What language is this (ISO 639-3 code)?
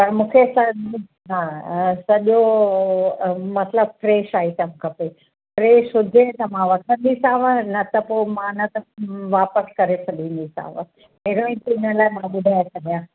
snd